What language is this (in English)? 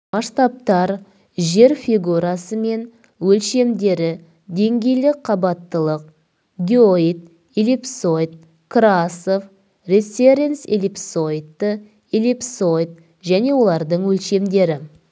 Kazakh